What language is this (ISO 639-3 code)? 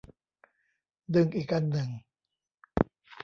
tha